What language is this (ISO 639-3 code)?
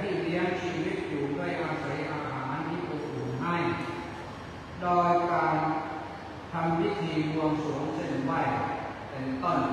tha